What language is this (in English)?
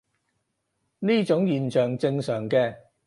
Cantonese